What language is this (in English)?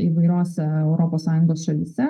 Lithuanian